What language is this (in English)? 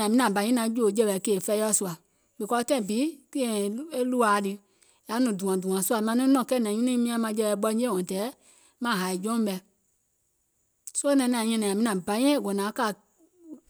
Gola